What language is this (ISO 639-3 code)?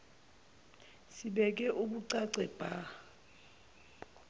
zul